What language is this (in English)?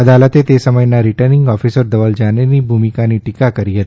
Gujarati